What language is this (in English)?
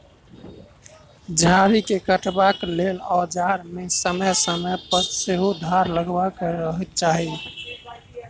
Maithili